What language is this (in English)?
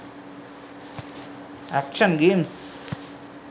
Sinhala